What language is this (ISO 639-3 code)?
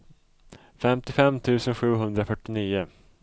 swe